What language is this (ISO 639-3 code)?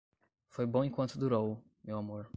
por